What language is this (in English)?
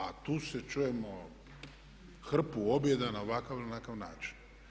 Croatian